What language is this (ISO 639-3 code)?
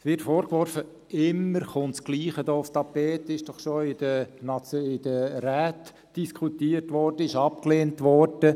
gsw